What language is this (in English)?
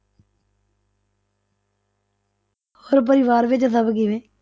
Punjabi